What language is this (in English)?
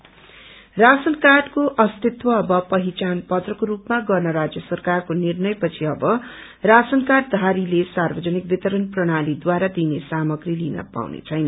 Nepali